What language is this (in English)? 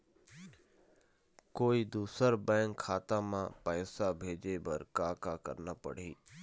Chhattisgarhi